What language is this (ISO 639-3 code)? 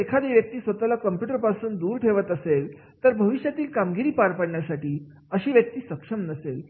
mar